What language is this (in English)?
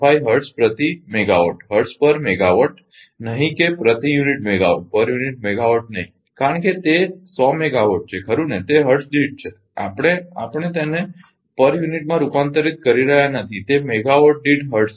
Gujarati